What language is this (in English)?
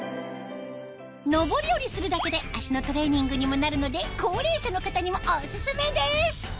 Japanese